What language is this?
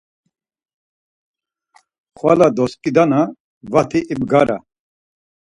Laz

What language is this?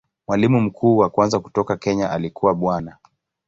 Swahili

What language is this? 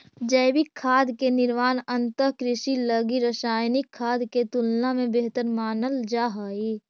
Magahi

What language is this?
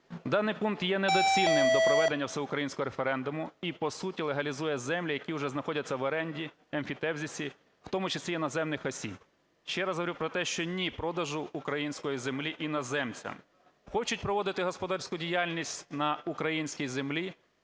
Ukrainian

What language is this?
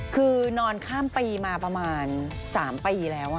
Thai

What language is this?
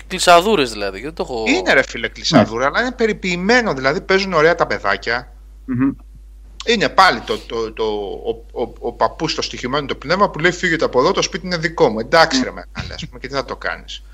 Greek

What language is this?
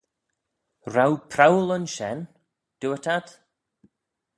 Manx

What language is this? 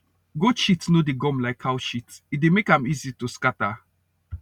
Nigerian Pidgin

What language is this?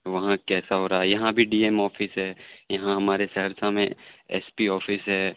Urdu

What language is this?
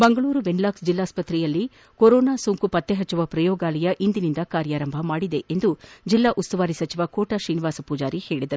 Kannada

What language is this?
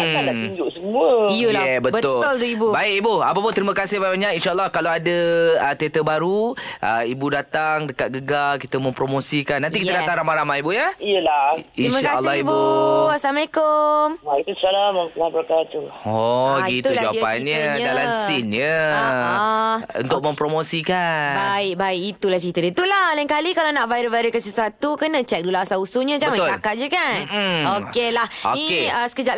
Malay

